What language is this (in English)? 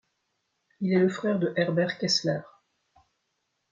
French